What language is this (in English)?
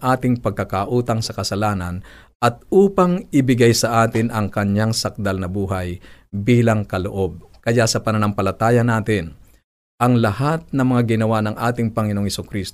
Filipino